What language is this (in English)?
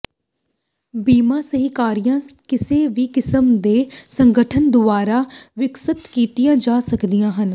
Punjabi